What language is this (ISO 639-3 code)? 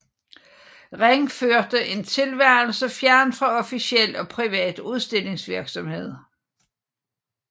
dan